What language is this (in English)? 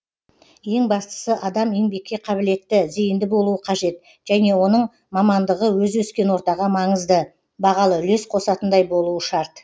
Kazakh